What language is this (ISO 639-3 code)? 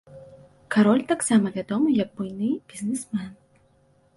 bel